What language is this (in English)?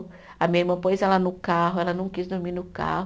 Portuguese